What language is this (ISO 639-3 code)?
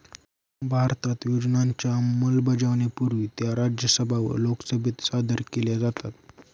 mar